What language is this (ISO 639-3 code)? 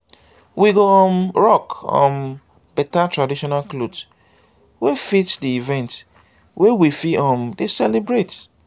pcm